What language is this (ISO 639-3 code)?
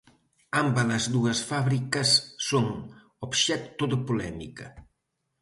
glg